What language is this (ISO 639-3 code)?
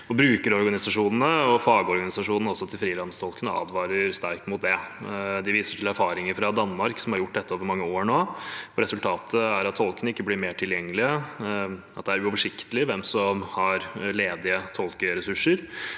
nor